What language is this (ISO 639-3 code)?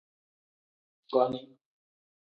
kdh